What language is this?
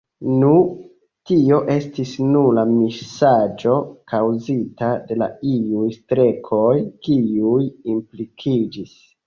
Esperanto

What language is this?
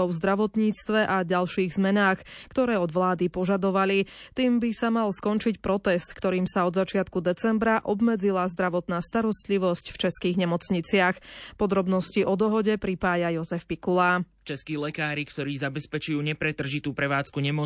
Slovak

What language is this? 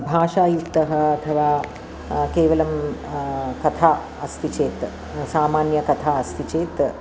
Sanskrit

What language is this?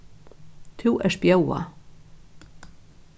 Faroese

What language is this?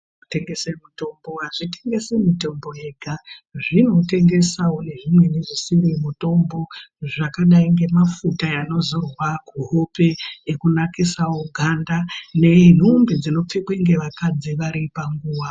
Ndau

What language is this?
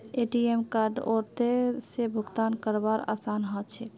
Magahi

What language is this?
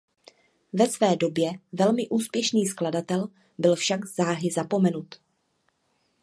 Czech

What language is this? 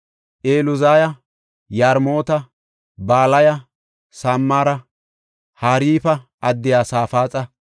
Gofa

